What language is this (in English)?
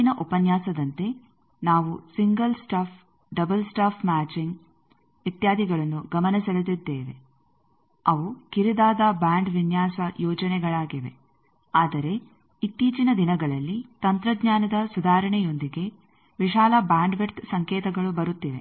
Kannada